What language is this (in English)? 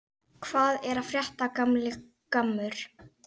Icelandic